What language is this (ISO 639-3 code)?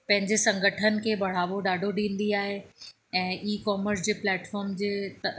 snd